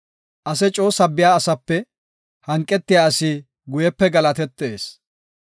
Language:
Gofa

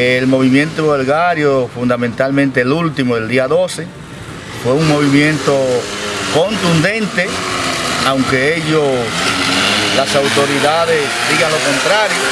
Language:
Spanish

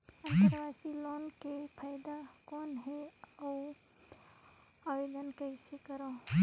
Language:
Chhattisgarhi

